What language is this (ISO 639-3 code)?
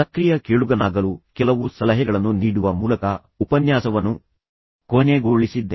kan